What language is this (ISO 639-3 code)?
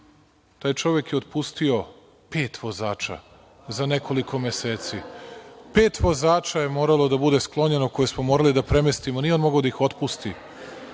srp